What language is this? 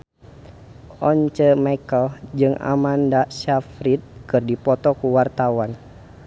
Sundanese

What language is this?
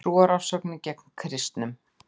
Icelandic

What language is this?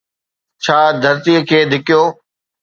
Sindhi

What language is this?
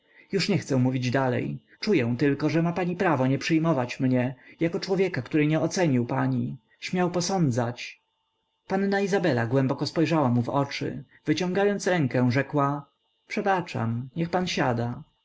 Polish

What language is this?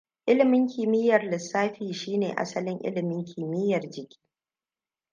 Hausa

